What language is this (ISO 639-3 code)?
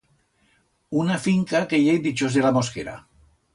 arg